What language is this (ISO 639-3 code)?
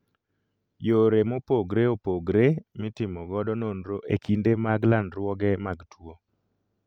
luo